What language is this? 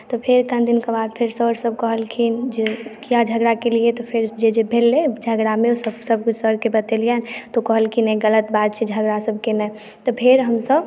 Maithili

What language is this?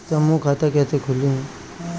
Bhojpuri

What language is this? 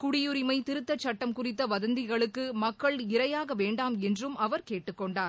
Tamil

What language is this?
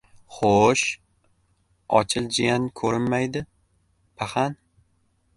Uzbek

